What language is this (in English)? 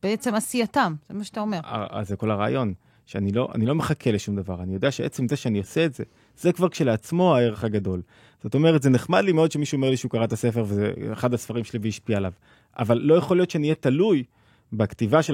Hebrew